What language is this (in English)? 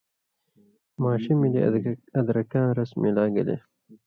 Indus Kohistani